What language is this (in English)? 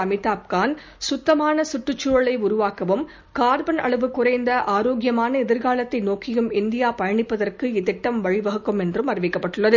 Tamil